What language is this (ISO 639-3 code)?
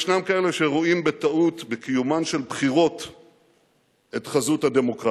heb